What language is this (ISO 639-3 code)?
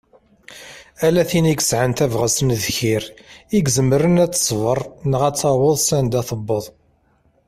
kab